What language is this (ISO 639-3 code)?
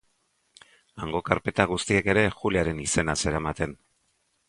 eus